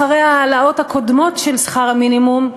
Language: Hebrew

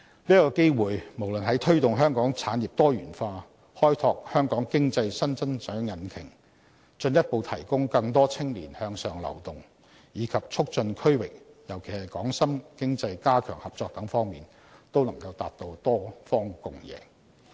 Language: Cantonese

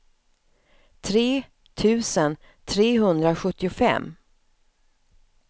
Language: Swedish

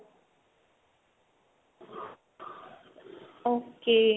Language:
Punjabi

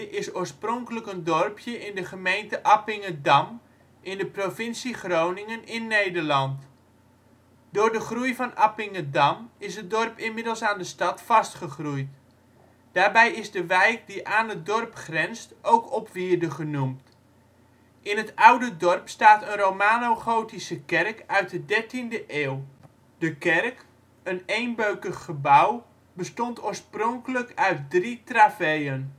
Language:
Dutch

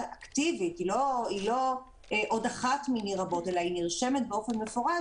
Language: Hebrew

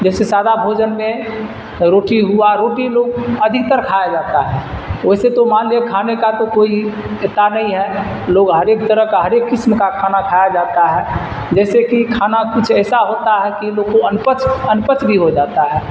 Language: Urdu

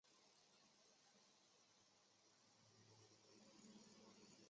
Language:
Chinese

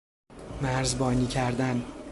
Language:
Persian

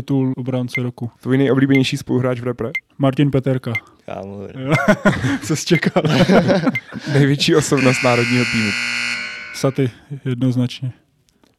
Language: Czech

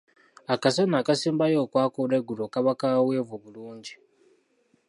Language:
Ganda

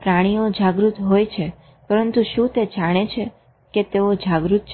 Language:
Gujarati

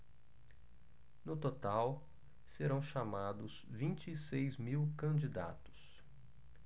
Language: Portuguese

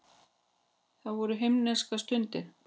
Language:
Icelandic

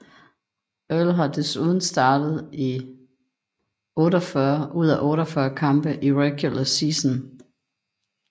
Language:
Danish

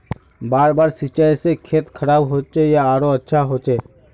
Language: Magahi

